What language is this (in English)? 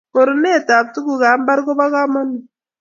Kalenjin